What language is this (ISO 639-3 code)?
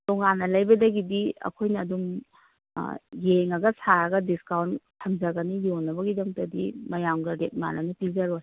mni